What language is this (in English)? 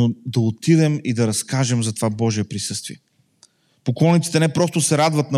Bulgarian